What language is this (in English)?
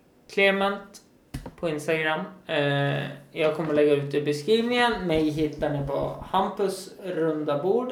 Swedish